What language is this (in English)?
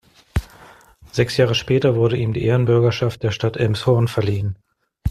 German